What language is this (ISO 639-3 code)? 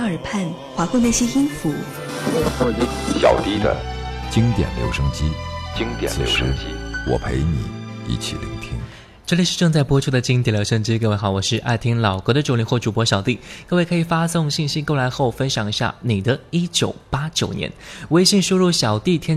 zho